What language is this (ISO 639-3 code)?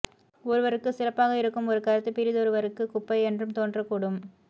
tam